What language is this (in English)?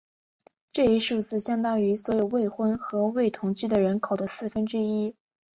Chinese